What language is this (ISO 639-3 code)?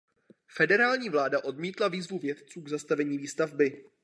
ces